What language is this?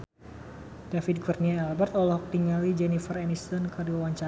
Sundanese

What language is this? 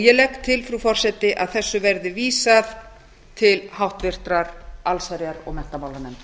Icelandic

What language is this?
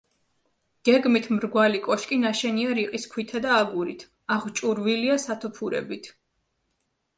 Georgian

